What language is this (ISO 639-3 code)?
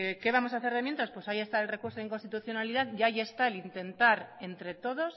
spa